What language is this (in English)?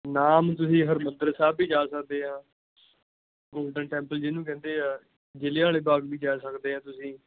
Punjabi